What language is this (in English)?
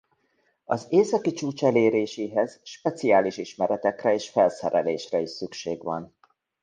Hungarian